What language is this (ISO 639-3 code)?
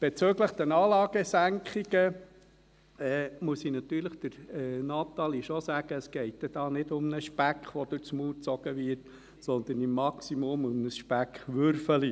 gsw